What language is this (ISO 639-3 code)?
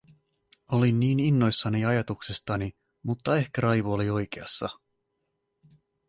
fin